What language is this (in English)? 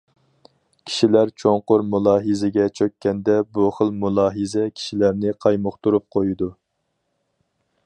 Uyghur